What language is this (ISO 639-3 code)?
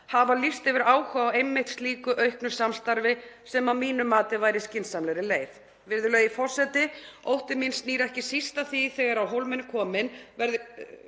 isl